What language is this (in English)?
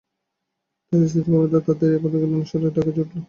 Bangla